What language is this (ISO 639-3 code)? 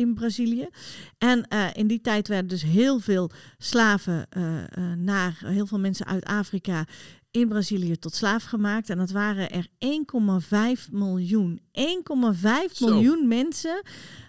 nld